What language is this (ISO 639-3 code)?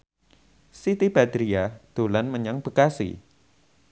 jav